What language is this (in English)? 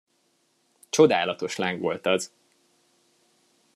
Hungarian